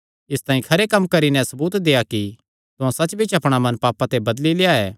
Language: Kangri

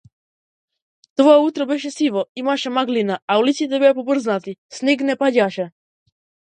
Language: Macedonian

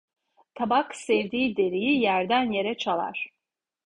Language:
Turkish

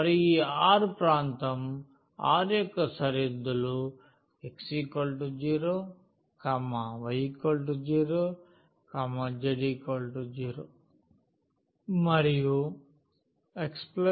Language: Telugu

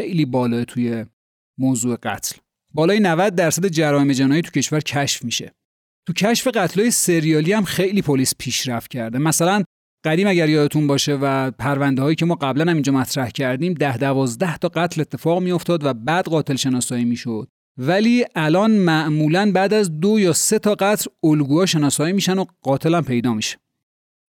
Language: Persian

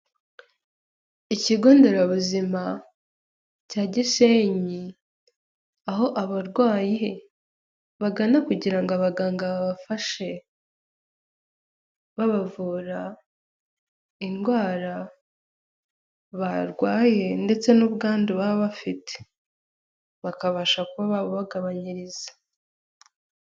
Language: Kinyarwanda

